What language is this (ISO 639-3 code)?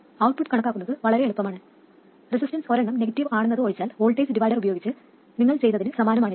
mal